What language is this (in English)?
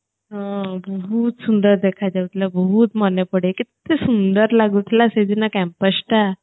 Odia